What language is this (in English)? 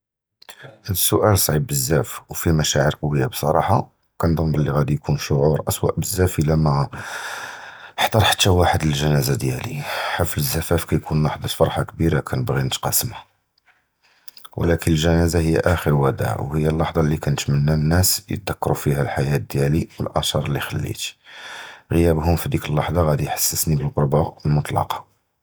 Judeo-Arabic